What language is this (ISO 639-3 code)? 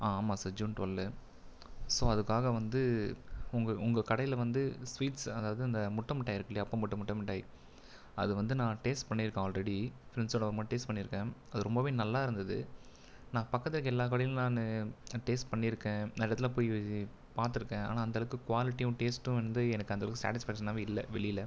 tam